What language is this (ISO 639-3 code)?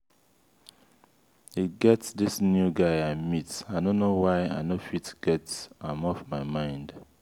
pcm